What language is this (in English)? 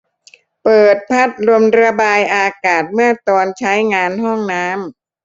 Thai